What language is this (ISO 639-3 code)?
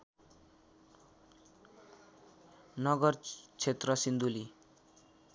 nep